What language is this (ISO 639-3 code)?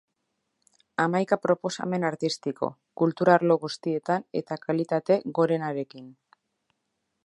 eus